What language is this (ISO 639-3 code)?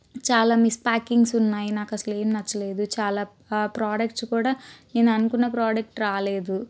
tel